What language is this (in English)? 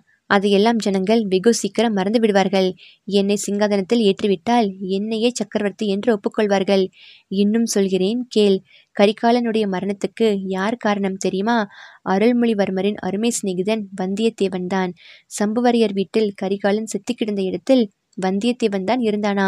Tamil